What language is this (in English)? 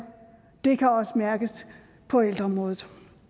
Danish